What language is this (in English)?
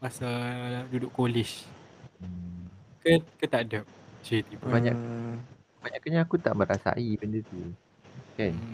Malay